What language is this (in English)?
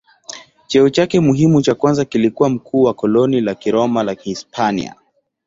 Swahili